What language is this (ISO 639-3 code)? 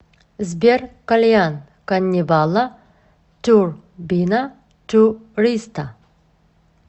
rus